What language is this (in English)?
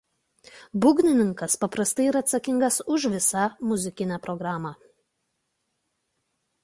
Lithuanian